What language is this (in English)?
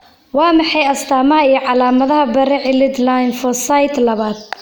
Somali